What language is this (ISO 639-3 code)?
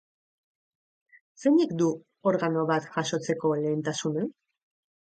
eus